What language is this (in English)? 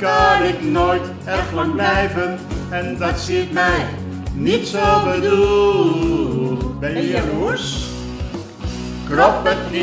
Dutch